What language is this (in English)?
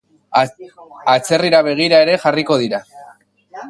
Basque